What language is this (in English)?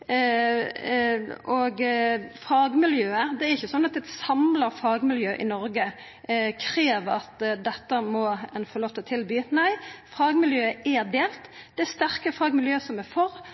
Norwegian Nynorsk